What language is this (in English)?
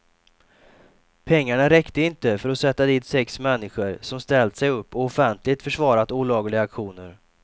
Swedish